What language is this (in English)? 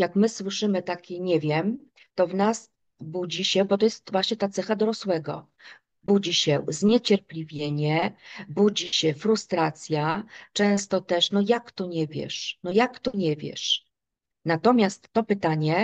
Polish